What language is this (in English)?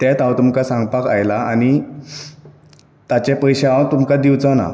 Konkani